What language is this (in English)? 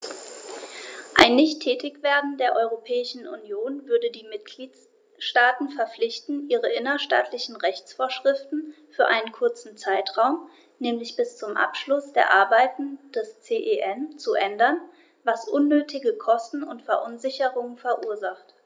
German